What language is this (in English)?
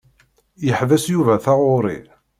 Kabyle